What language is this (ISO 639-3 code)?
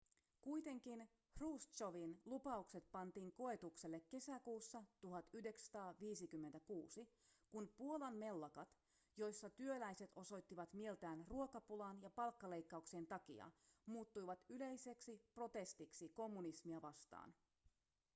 fin